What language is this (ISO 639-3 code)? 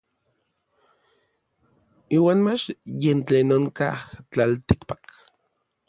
nlv